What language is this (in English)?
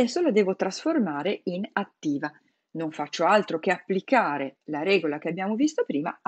Italian